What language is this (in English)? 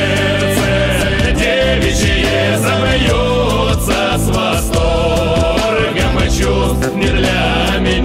Ukrainian